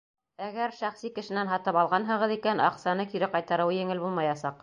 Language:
Bashkir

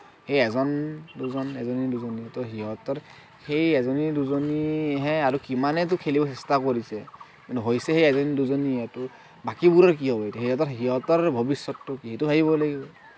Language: Assamese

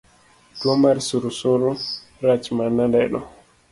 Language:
Luo (Kenya and Tanzania)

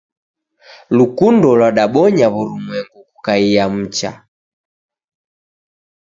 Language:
Taita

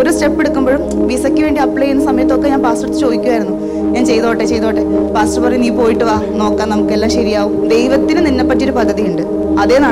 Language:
Malayalam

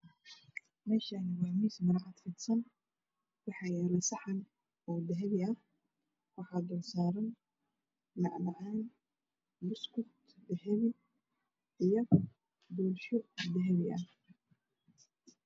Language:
Somali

